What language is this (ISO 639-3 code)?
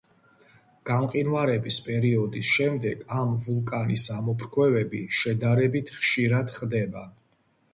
kat